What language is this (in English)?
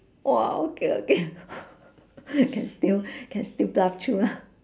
English